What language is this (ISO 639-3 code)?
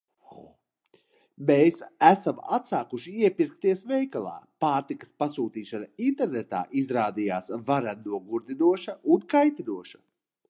lav